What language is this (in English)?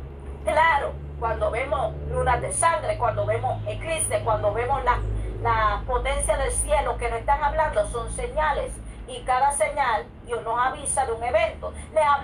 Spanish